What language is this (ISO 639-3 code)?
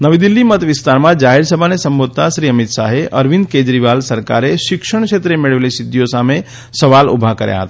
guj